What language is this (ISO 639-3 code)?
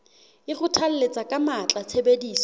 sot